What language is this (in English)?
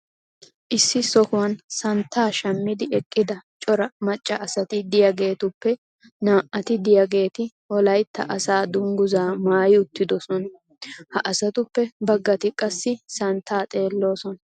Wolaytta